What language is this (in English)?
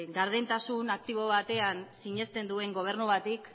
Basque